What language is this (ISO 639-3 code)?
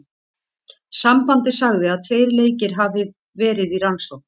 isl